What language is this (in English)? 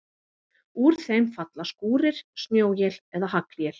Icelandic